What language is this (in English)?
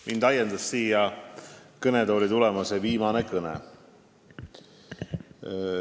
Estonian